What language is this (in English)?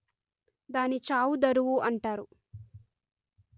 Telugu